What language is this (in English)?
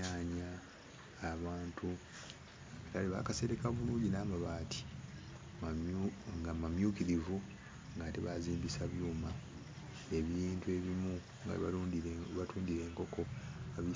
Ganda